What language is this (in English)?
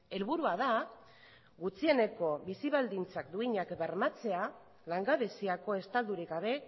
Basque